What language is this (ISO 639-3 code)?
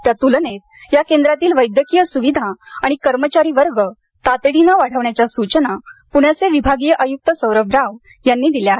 mar